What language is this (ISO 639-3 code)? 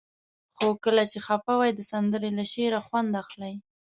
pus